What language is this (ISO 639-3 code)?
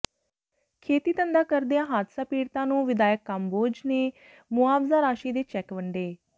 pan